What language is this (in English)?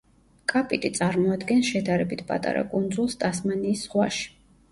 Georgian